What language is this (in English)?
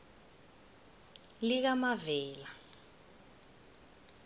South Ndebele